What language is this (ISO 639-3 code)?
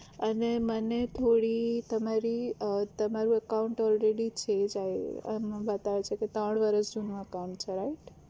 guj